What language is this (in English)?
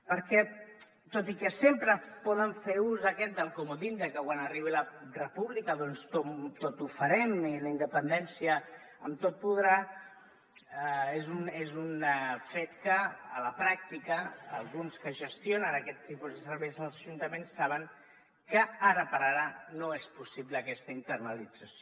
Catalan